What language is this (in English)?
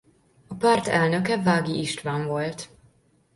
Hungarian